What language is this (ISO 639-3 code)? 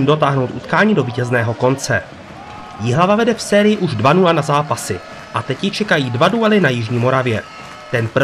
ces